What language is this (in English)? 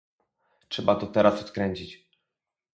Polish